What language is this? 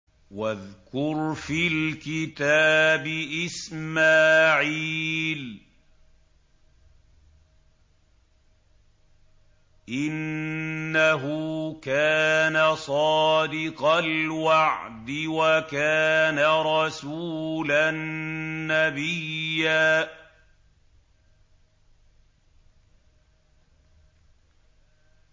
Arabic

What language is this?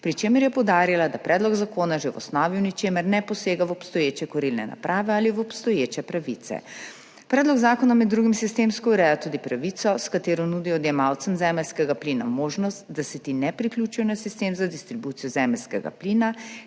Slovenian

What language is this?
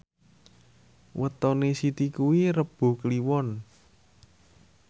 Javanese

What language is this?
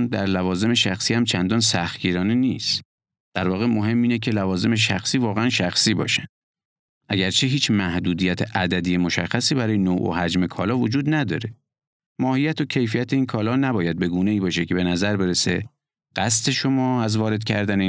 Persian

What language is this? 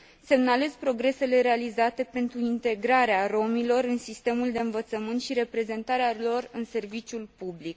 Romanian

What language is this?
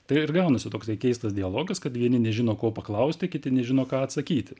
Lithuanian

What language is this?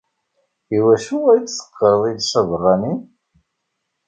Kabyle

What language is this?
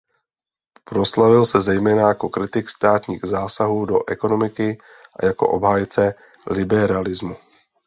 Czech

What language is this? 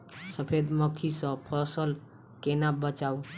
Maithili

